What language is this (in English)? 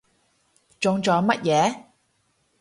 Cantonese